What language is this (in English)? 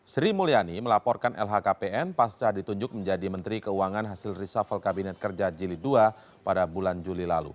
Indonesian